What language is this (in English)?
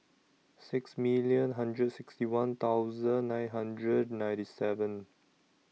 English